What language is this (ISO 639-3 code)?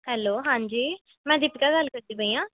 pan